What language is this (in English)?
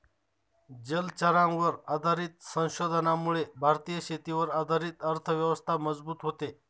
Marathi